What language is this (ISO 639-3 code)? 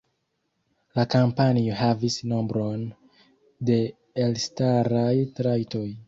epo